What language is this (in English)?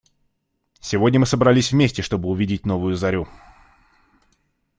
Russian